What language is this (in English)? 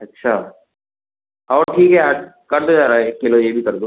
Hindi